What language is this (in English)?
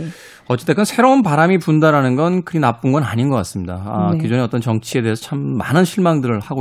Korean